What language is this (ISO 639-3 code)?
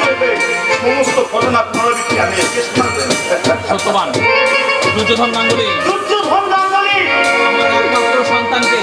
ben